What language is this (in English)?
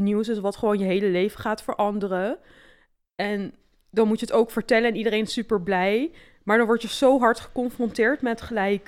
Dutch